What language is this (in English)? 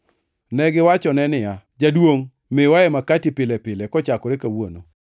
Luo (Kenya and Tanzania)